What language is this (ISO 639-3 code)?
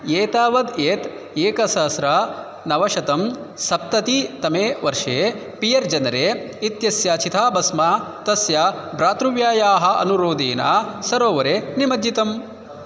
san